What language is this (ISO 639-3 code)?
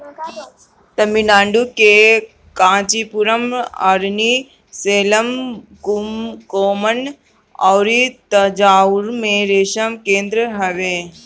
bho